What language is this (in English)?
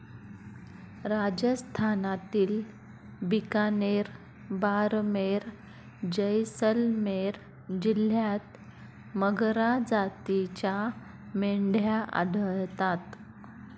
Marathi